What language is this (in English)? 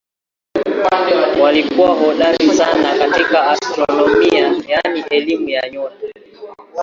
Swahili